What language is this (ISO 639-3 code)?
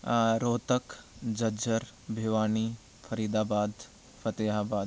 san